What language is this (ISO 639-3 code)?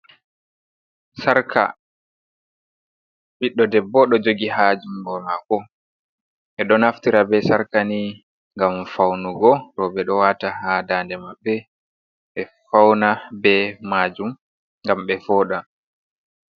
ful